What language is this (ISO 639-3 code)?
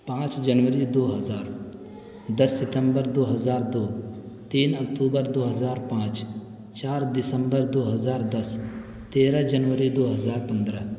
urd